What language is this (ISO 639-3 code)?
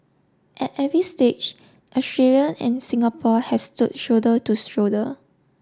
eng